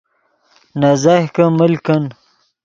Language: Yidgha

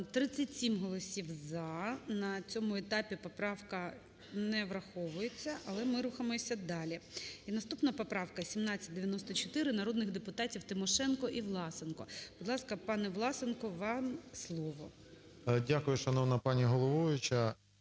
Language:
Ukrainian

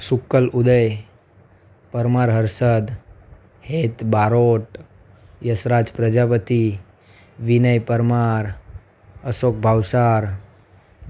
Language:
Gujarati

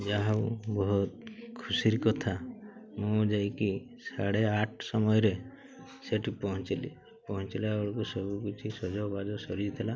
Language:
Odia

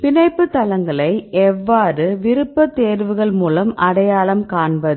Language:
Tamil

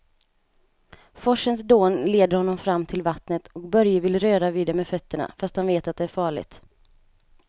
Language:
Swedish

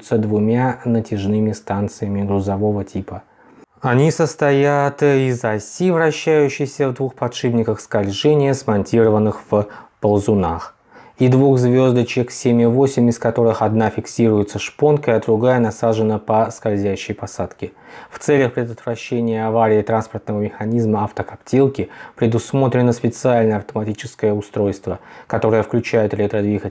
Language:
Russian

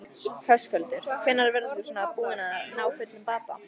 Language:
Icelandic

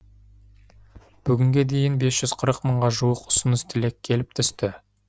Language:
Kazakh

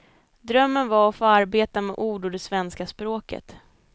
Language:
Swedish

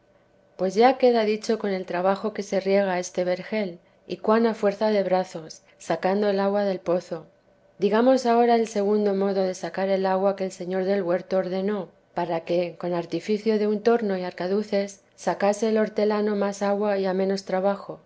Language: Spanish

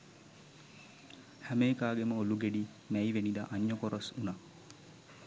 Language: Sinhala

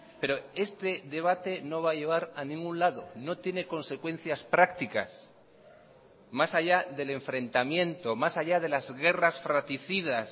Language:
Spanish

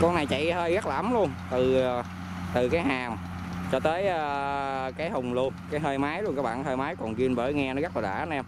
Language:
Vietnamese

